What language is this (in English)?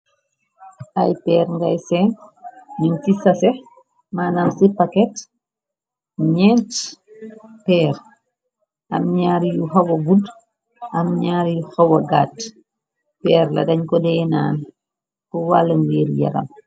Wolof